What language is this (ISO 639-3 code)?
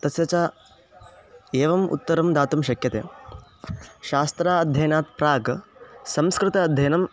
san